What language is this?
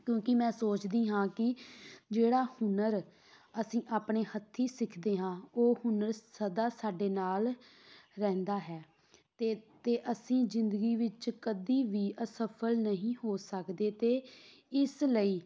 Punjabi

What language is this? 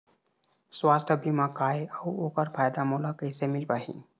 Chhattisgarhi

